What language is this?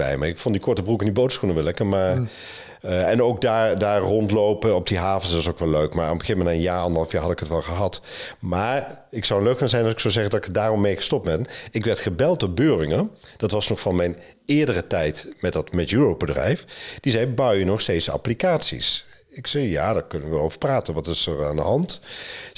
Dutch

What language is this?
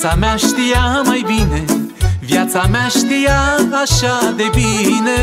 Romanian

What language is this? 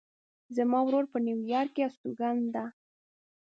Pashto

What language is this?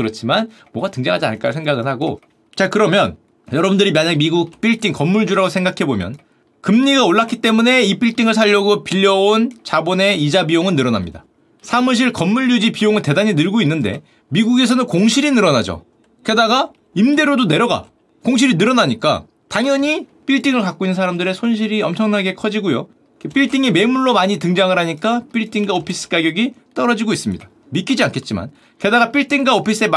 Korean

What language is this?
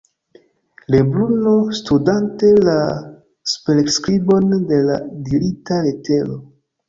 Esperanto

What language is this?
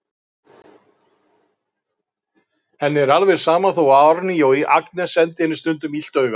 Icelandic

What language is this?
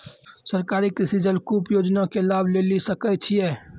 Maithili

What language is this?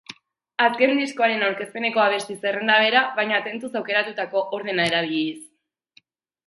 Basque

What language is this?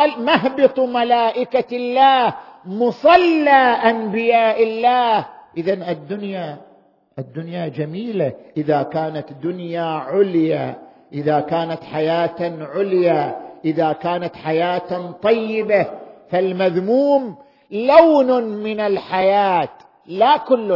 Arabic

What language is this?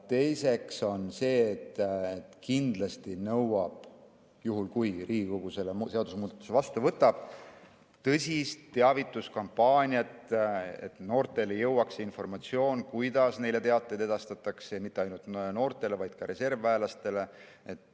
Estonian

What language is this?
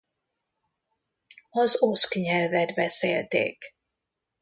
Hungarian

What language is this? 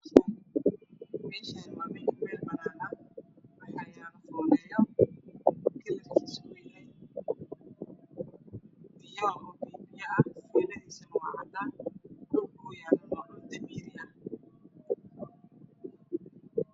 Somali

